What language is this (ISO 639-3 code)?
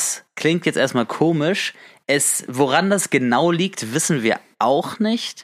deu